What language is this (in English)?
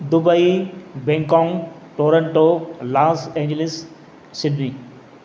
Sindhi